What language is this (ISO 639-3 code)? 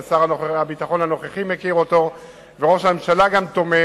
heb